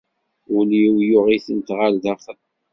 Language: Kabyle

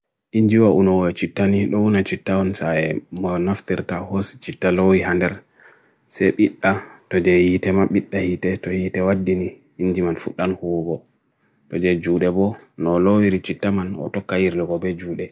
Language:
Bagirmi Fulfulde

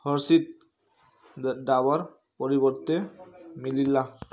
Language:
Odia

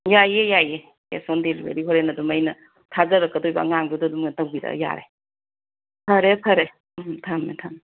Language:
Manipuri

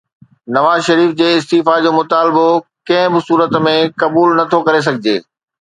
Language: Sindhi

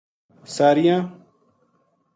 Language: Gujari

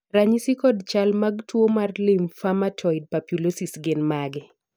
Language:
Luo (Kenya and Tanzania)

